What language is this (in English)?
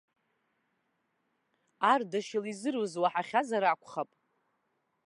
Abkhazian